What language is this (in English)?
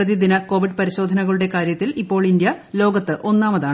Malayalam